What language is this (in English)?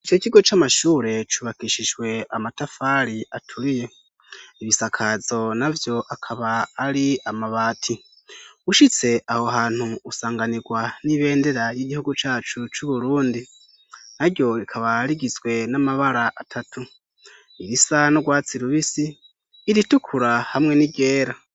Rundi